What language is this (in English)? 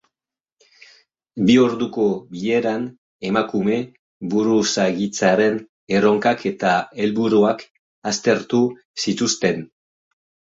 Basque